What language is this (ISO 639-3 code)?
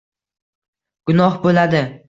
uzb